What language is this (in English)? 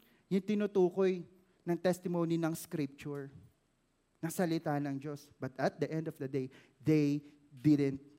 Filipino